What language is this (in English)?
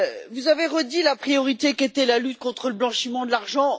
French